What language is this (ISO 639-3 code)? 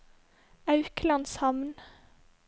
nor